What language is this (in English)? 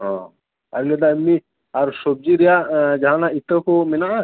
Santali